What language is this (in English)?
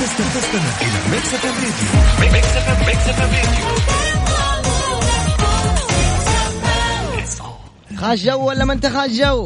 Arabic